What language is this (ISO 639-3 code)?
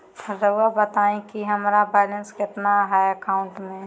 mag